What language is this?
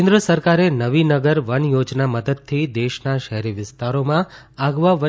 Gujarati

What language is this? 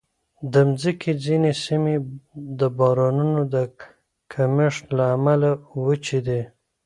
Pashto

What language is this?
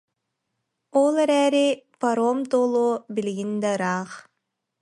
Yakut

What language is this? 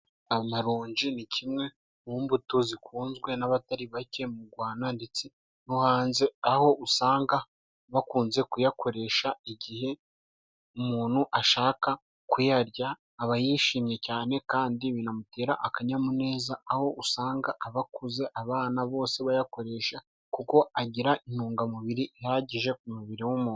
Kinyarwanda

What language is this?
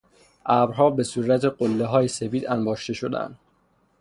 Persian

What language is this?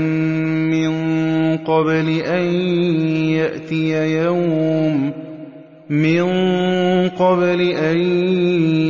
Arabic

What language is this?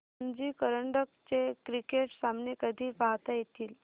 Marathi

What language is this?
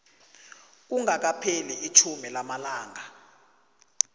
South Ndebele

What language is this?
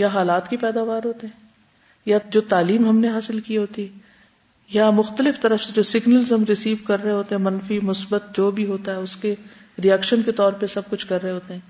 Urdu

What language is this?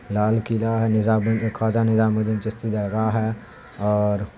Urdu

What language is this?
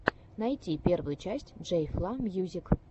Russian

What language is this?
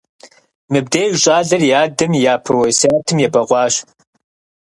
Kabardian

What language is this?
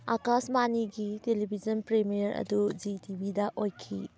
Manipuri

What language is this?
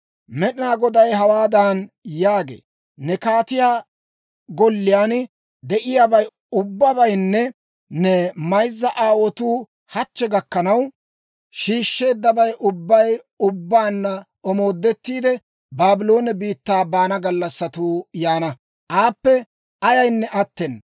Dawro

